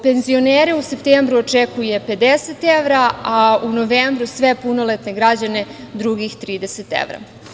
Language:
Serbian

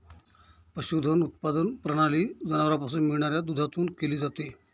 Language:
Marathi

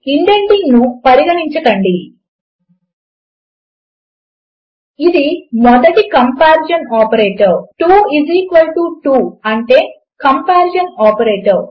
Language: Telugu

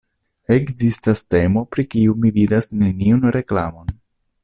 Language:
Esperanto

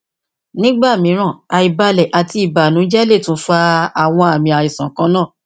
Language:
Yoruba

